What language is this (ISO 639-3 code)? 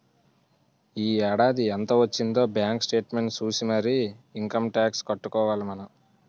tel